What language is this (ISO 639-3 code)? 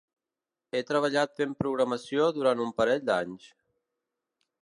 cat